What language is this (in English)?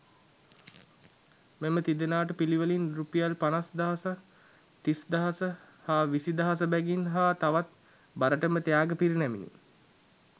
Sinhala